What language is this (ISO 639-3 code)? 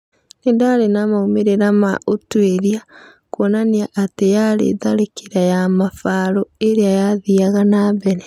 kik